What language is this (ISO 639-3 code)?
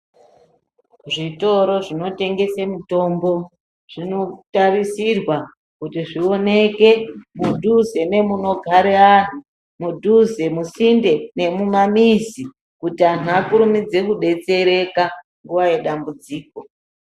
ndc